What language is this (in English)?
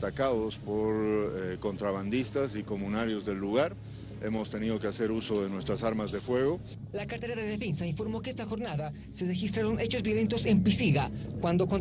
Spanish